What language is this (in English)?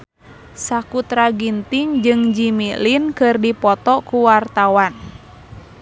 Sundanese